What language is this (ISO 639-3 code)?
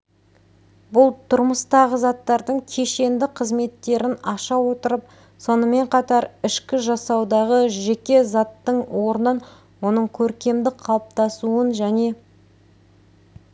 kaz